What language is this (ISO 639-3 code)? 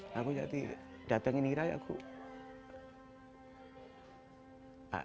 ind